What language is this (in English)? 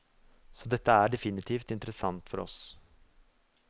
Norwegian